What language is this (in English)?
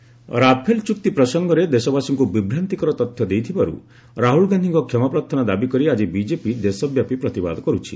Odia